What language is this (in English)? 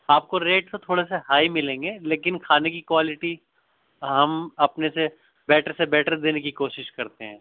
Urdu